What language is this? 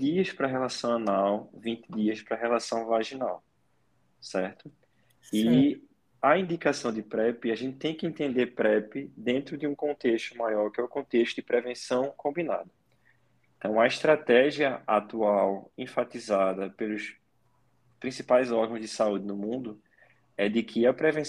Portuguese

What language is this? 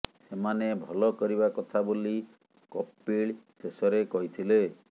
Odia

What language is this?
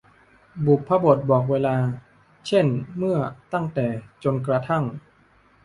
Thai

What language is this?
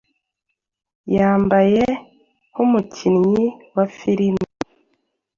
Kinyarwanda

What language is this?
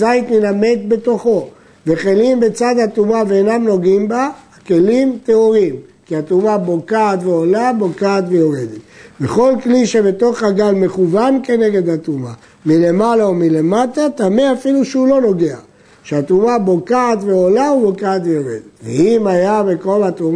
Hebrew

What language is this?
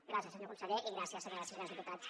Catalan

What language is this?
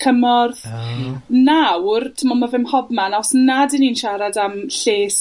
Welsh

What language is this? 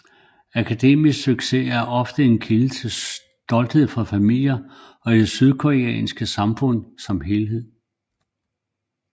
Danish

